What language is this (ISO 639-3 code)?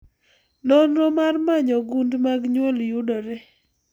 luo